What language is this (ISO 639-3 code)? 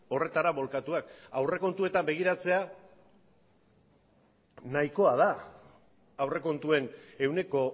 eus